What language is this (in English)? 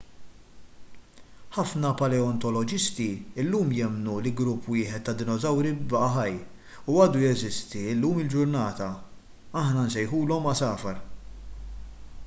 Maltese